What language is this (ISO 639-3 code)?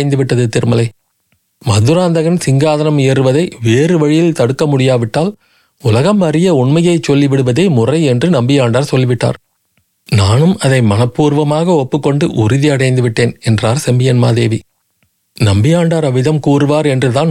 tam